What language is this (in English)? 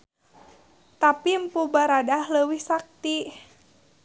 Sundanese